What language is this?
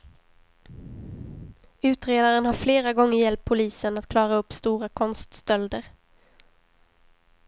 Swedish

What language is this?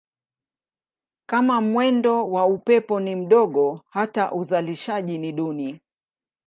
Swahili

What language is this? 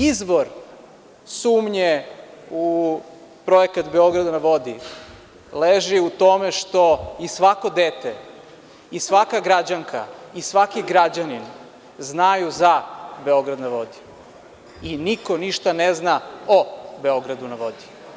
Serbian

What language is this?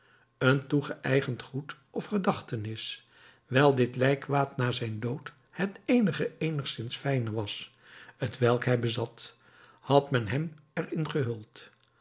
Dutch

